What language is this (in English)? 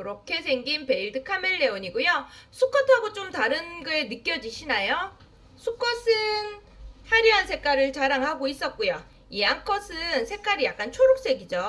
Korean